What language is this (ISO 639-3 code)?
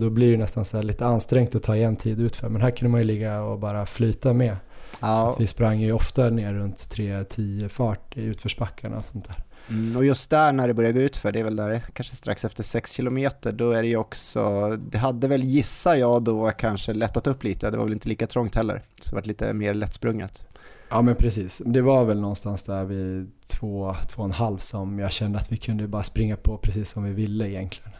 swe